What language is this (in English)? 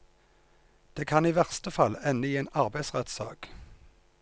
Norwegian